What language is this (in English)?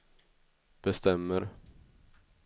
Swedish